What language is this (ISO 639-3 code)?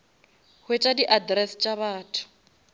nso